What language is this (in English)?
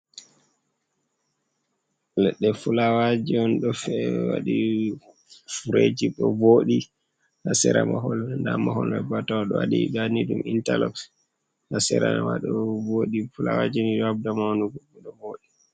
Fula